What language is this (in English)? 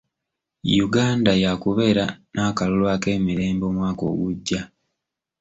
Ganda